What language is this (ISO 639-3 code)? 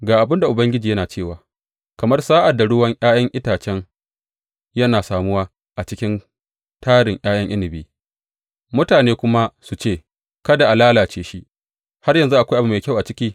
hau